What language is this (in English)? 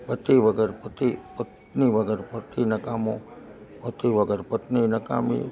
Gujarati